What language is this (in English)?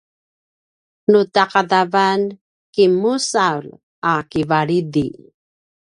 Paiwan